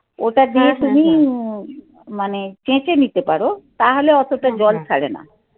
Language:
Bangla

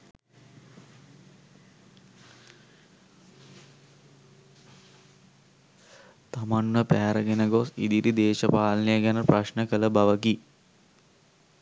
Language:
Sinhala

